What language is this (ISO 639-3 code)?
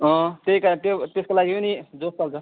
nep